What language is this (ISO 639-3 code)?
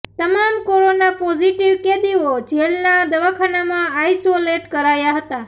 guj